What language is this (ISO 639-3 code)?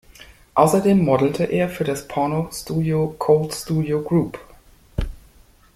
deu